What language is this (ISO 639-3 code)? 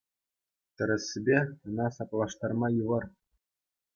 chv